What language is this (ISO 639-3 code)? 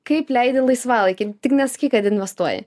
lit